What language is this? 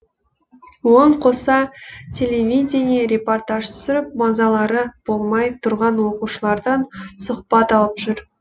Kazakh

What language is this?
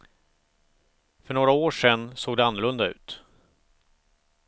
Swedish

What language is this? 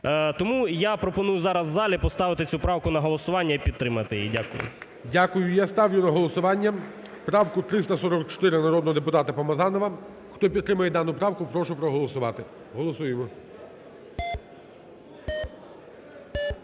Ukrainian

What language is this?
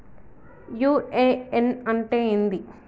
Telugu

